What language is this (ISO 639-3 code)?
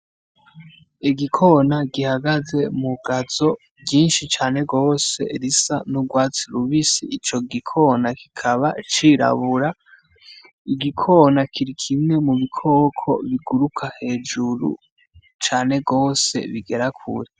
run